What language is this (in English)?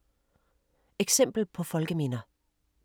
Danish